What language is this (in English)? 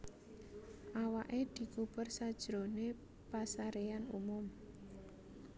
Javanese